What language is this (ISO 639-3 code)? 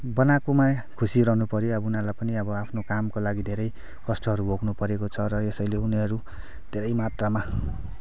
nep